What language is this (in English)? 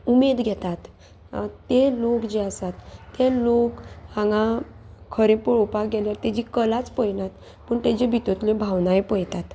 Konkani